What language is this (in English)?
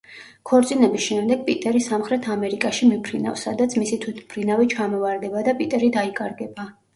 Georgian